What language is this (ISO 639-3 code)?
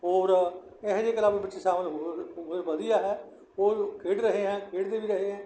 pan